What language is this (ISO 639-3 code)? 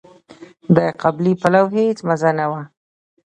pus